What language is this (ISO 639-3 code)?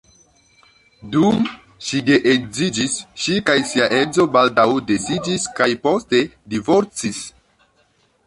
epo